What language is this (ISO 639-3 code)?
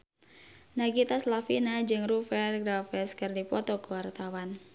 sun